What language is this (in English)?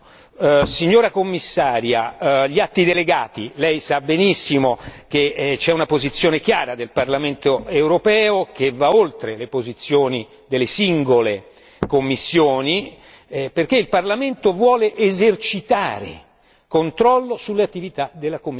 Italian